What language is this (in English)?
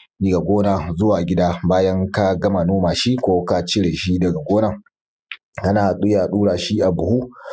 Hausa